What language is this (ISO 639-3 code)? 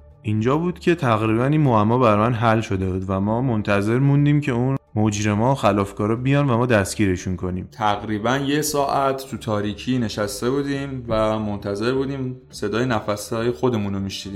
fas